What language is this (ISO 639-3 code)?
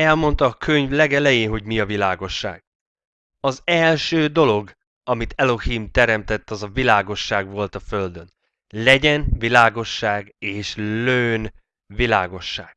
hun